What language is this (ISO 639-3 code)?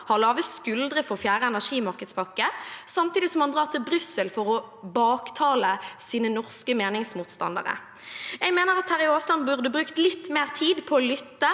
nor